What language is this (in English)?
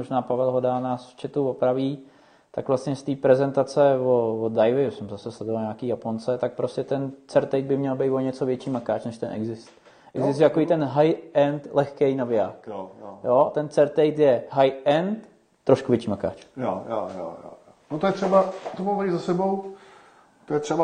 Czech